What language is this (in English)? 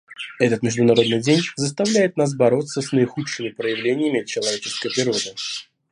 Russian